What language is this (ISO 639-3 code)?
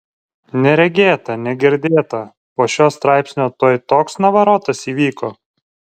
lit